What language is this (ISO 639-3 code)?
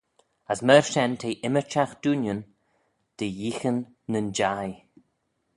glv